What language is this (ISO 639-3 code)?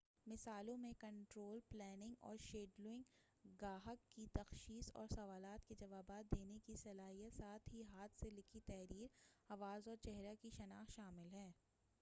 urd